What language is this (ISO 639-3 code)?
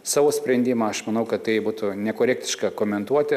lit